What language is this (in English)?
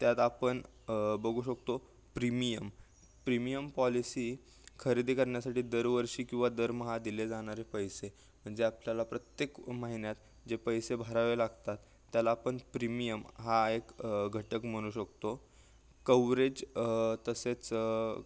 Marathi